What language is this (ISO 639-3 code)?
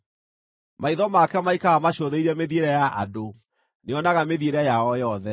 kik